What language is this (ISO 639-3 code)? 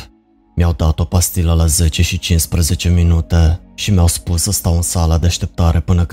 ron